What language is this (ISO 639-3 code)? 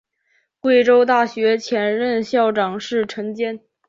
zho